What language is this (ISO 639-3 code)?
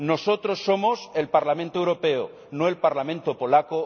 spa